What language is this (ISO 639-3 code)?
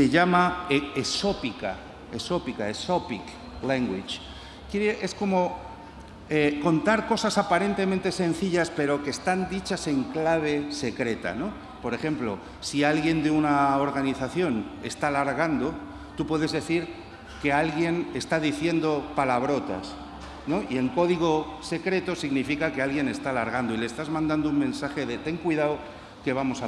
spa